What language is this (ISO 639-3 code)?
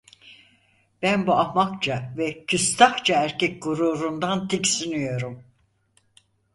tur